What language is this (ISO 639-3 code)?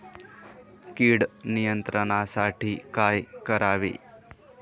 mar